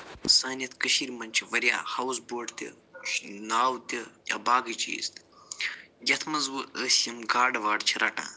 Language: Kashmiri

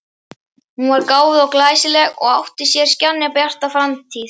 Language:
Icelandic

